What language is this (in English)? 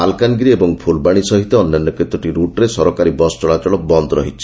Odia